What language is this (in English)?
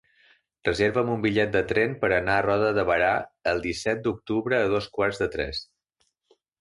Catalan